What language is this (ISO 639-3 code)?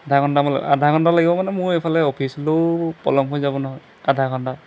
asm